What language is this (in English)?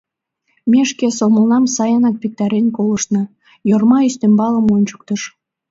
Mari